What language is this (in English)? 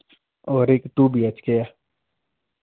Dogri